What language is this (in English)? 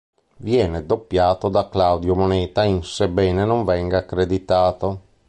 Italian